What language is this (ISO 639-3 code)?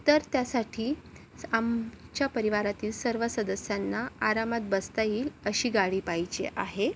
mar